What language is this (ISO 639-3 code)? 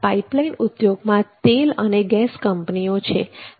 guj